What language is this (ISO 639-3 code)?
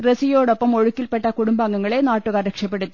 mal